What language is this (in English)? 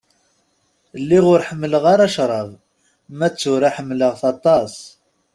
Kabyle